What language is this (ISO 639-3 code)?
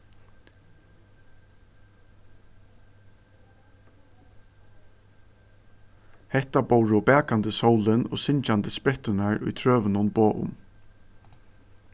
fao